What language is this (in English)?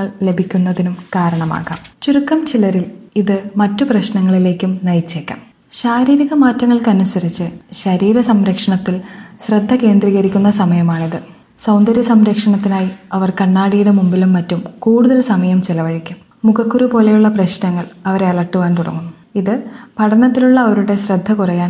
Malayalam